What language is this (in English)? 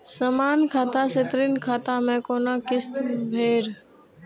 Maithili